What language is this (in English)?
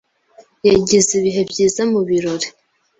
Kinyarwanda